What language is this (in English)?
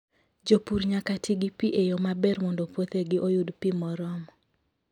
Luo (Kenya and Tanzania)